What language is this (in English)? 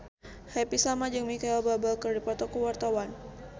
Sundanese